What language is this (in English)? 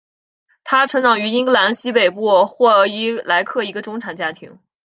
Chinese